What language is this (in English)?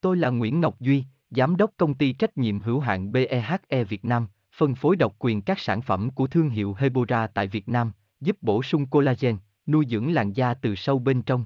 Vietnamese